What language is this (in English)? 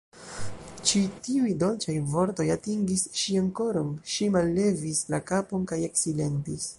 Esperanto